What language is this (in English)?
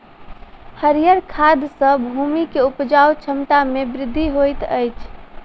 Maithili